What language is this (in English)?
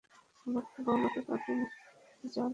Bangla